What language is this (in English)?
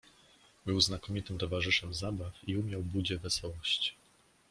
Polish